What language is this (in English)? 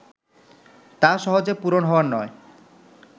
Bangla